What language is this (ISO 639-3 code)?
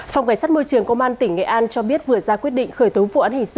vie